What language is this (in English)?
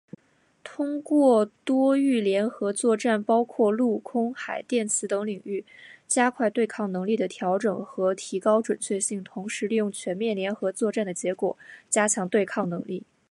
Chinese